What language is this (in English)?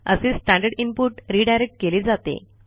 Marathi